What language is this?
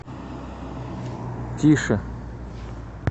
Russian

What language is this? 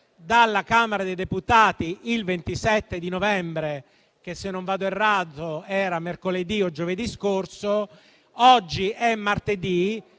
Italian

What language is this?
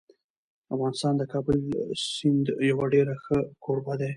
Pashto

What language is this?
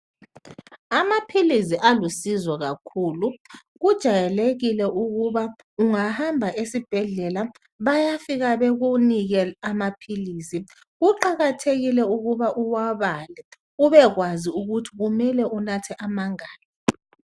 North Ndebele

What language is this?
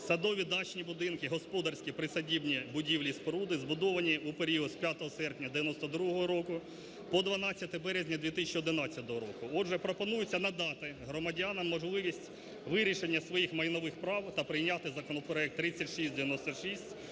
Ukrainian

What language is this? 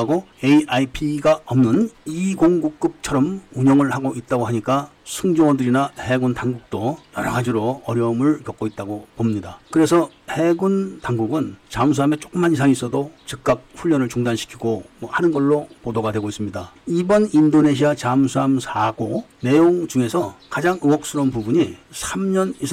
Korean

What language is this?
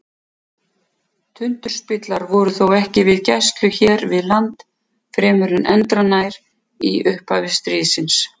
Icelandic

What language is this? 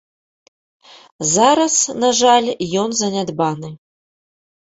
Belarusian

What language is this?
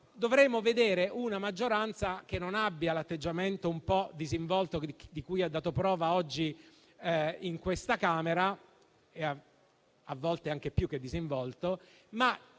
Italian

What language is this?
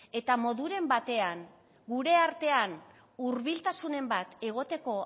Basque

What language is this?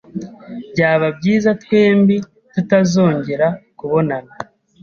Kinyarwanda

